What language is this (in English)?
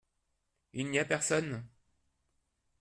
French